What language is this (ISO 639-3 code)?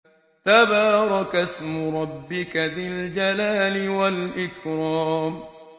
ara